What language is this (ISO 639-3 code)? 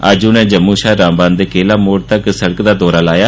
doi